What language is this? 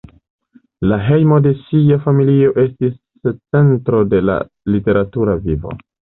Esperanto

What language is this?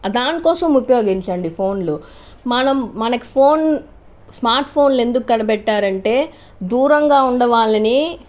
Telugu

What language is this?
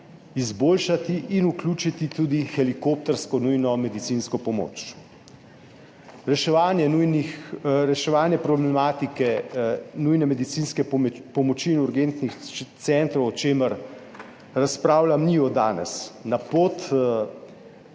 Slovenian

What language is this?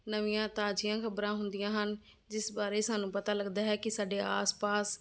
Punjabi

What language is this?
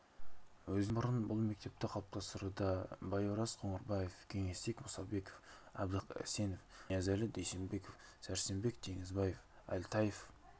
Kazakh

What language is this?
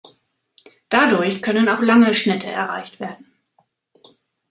German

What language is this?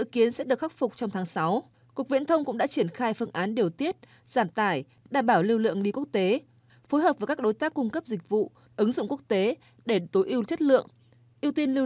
Vietnamese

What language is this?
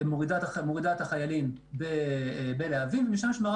Hebrew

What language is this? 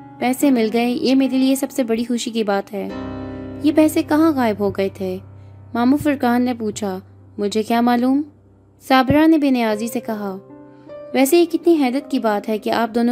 Urdu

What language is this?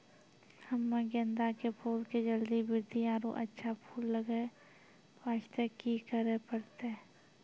Maithili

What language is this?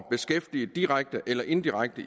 Danish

